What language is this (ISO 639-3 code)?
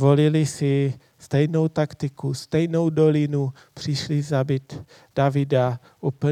ces